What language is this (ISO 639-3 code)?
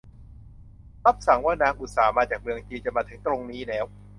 tha